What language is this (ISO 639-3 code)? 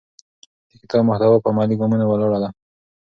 pus